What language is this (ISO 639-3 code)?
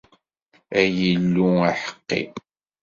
kab